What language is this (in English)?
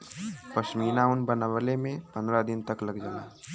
Bhojpuri